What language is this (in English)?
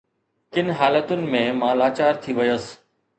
Sindhi